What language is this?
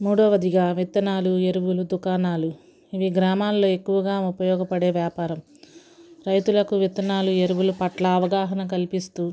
Telugu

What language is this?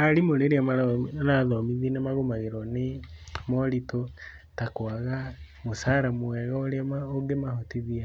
Kikuyu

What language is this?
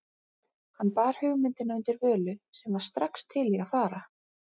Icelandic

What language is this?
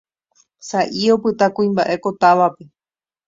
Guarani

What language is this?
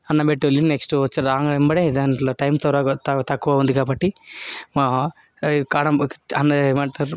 Telugu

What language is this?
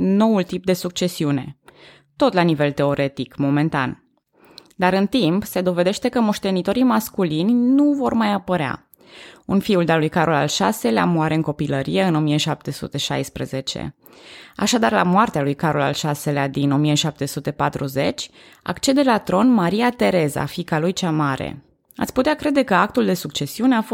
Romanian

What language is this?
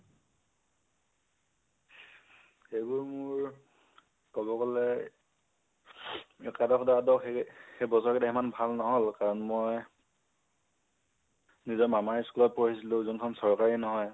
Assamese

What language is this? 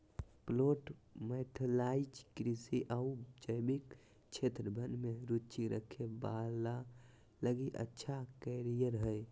Magahi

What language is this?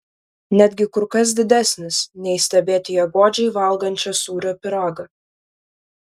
Lithuanian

